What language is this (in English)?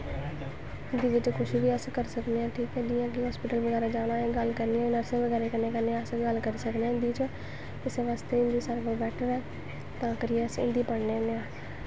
Dogri